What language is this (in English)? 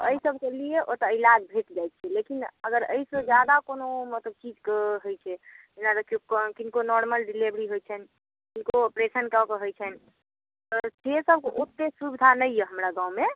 Maithili